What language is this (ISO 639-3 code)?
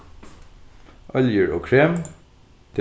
fao